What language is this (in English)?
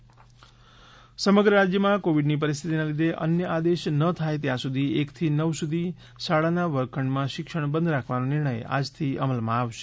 Gujarati